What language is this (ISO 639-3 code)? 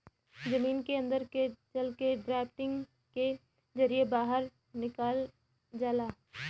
bho